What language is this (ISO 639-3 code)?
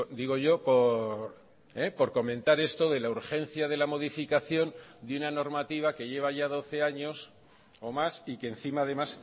spa